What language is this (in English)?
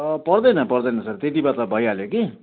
Nepali